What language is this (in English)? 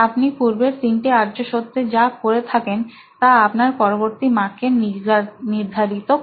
Bangla